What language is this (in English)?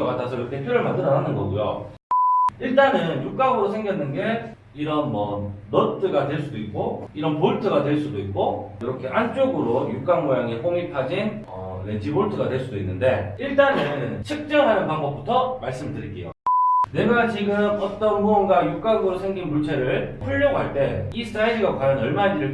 Korean